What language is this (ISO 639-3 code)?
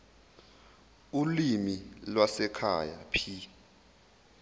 zul